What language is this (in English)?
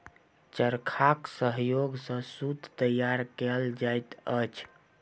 Maithili